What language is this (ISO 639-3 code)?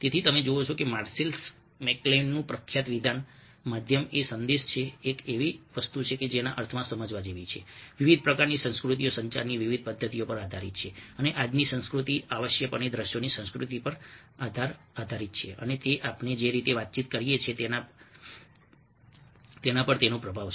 guj